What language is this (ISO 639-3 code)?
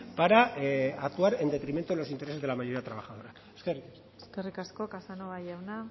spa